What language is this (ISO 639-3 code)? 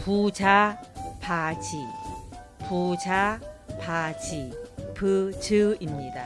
kor